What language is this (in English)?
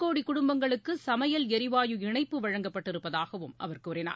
Tamil